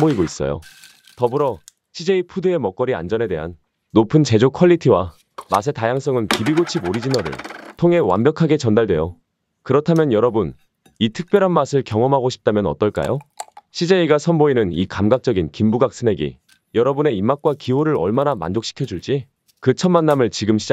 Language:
Korean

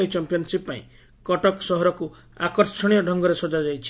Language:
Odia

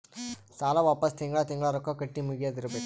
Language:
Kannada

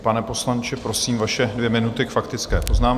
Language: Czech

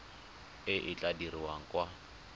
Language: Tswana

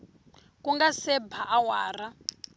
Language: Tsonga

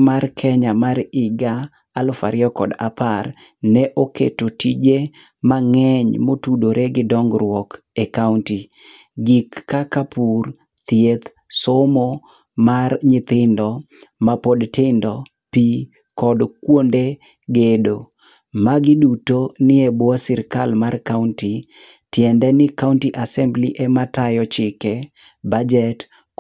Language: Luo (Kenya and Tanzania)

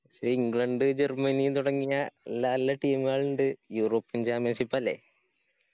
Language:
Malayalam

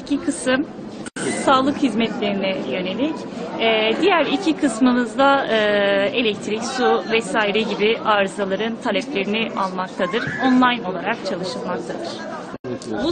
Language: Turkish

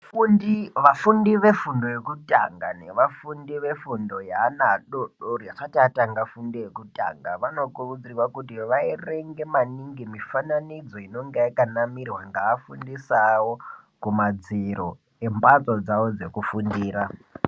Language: Ndau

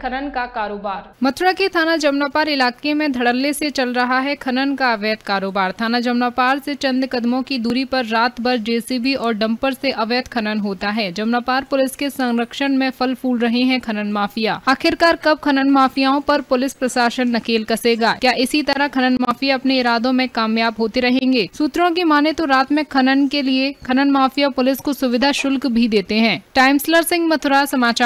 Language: Hindi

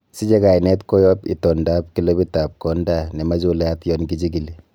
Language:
Kalenjin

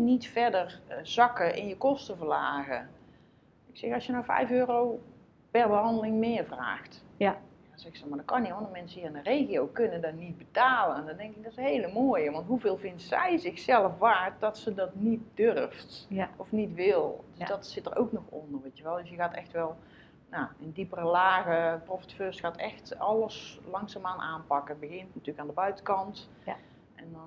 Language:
Dutch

